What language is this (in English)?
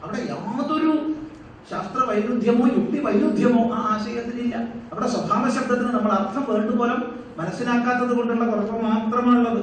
Malayalam